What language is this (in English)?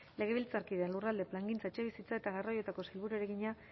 Basque